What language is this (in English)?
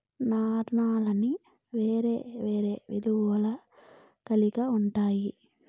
Telugu